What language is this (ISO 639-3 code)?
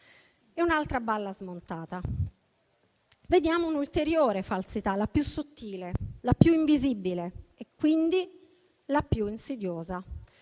ita